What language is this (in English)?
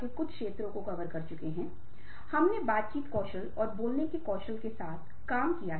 Hindi